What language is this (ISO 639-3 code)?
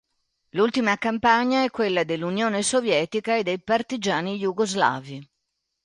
ita